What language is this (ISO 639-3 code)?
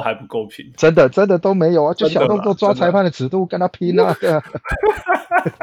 zho